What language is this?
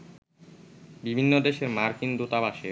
Bangla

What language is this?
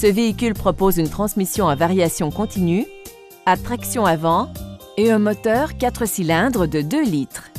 French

